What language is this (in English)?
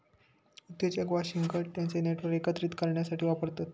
Marathi